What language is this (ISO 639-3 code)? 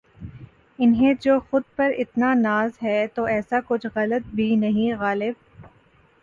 urd